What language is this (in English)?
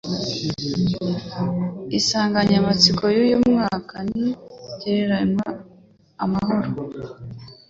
Kinyarwanda